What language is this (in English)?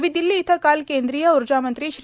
Marathi